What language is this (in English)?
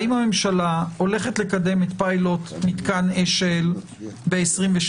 Hebrew